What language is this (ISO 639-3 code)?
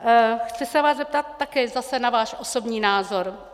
ces